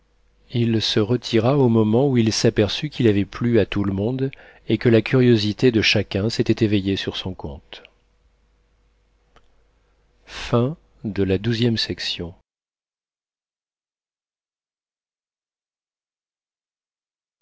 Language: French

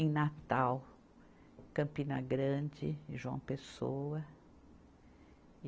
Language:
Portuguese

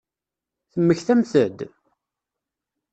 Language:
Kabyle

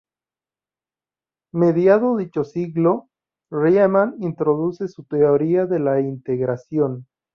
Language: Spanish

